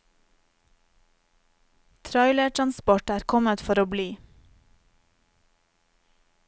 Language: Norwegian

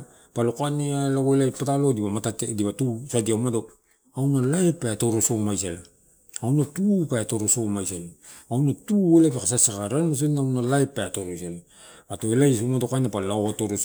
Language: Torau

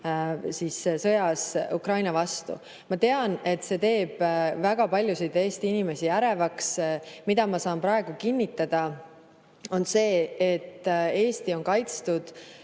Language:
Estonian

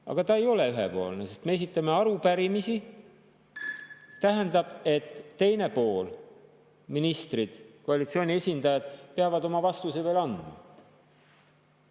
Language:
Estonian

